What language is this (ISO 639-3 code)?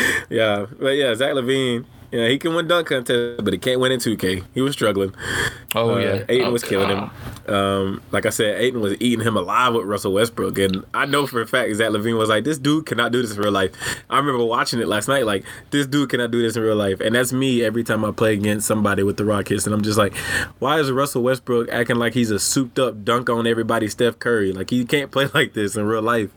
eng